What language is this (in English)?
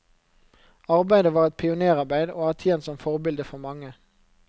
Norwegian